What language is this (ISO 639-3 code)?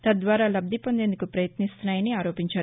tel